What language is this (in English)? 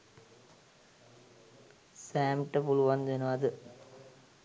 Sinhala